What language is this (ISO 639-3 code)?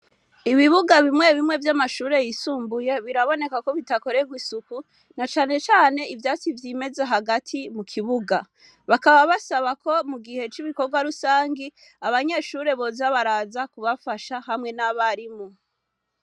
run